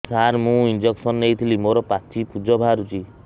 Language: Odia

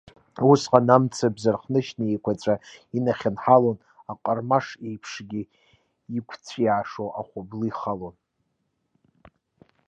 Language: Abkhazian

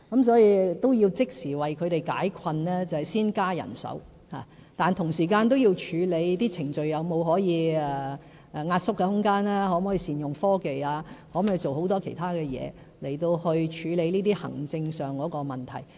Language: Cantonese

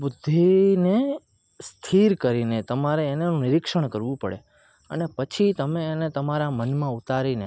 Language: Gujarati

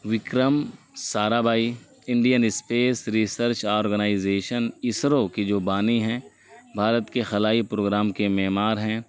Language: Urdu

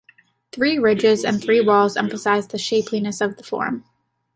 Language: English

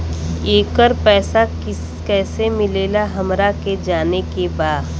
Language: Bhojpuri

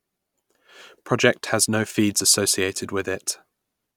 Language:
English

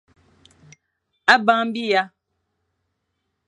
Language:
Fang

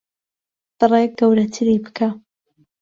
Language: Central Kurdish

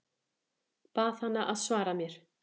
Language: Icelandic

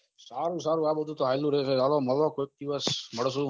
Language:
Gujarati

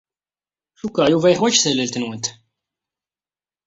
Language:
Kabyle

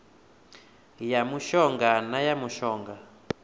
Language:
Venda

